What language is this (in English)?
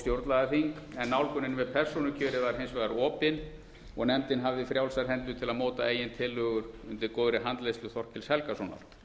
Icelandic